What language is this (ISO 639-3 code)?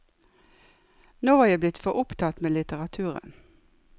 nor